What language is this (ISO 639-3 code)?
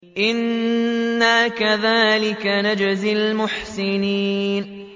ara